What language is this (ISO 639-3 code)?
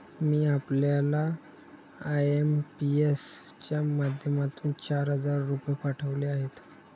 mar